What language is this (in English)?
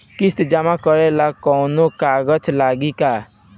Bhojpuri